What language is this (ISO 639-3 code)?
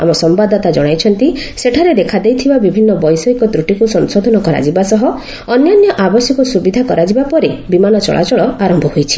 ori